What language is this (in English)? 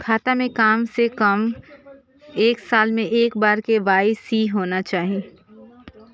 Maithili